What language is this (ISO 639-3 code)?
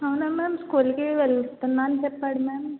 tel